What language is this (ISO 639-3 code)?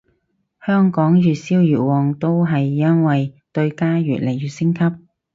yue